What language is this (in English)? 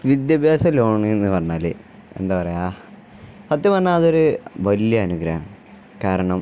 Malayalam